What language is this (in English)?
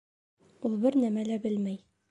Bashkir